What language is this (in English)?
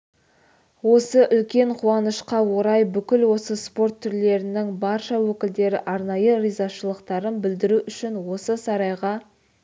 Kazakh